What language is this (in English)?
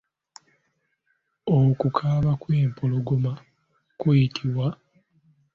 Ganda